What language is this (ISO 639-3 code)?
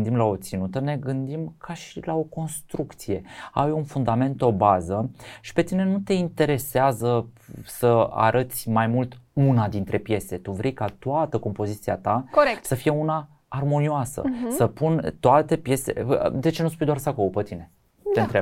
ron